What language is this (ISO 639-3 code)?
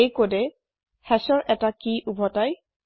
asm